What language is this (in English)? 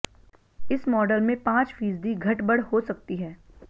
Hindi